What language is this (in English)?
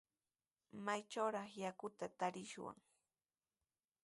Sihuas Ancash Quechua